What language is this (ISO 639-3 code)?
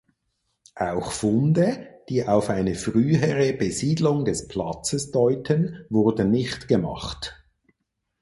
deu